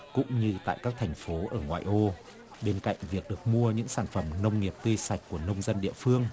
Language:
Vietnamese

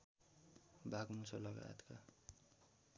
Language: Nepali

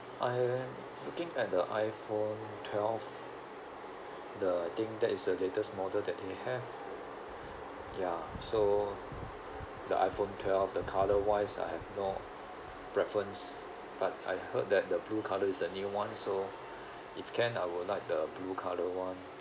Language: English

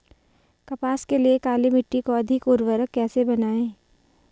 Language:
Hindi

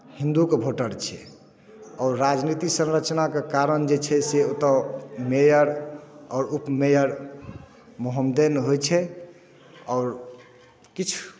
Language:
Maithili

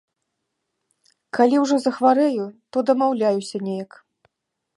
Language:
Belarusian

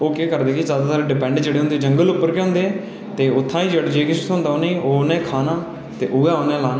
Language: Dogri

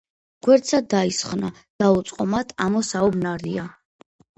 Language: Georgian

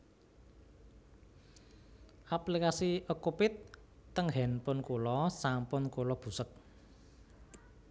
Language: Javanese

